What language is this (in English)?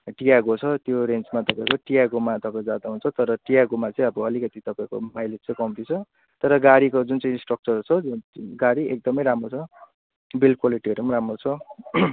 Nepali